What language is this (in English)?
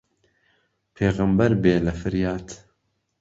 Central Kurdish